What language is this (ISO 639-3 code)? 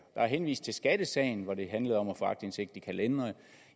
dan